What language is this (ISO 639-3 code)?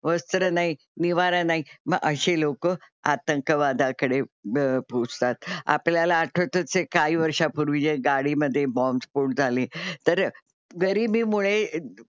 mar